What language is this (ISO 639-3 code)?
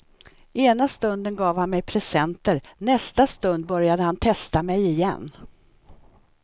swe